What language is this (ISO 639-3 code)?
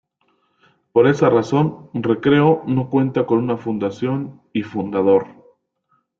spa